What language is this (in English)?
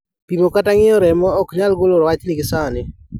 Luo (Kenya and Tanzania)